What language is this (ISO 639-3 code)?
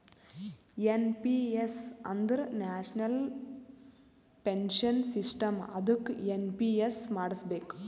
kan